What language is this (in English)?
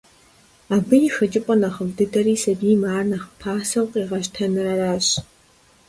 Kabardian